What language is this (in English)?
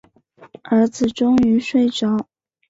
Chinese